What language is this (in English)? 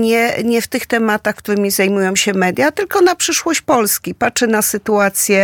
Polish